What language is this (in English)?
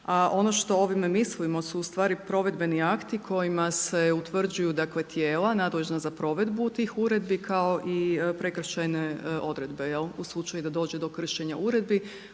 Croatian